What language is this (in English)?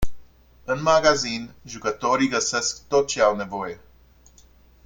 Romanian